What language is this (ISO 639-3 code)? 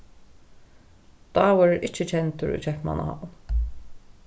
fao